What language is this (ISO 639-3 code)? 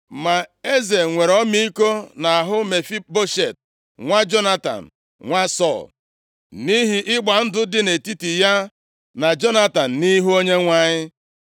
ibo